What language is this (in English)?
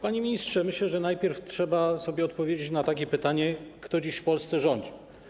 Polish